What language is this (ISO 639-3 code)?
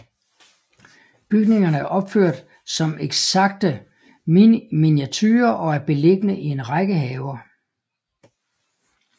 dan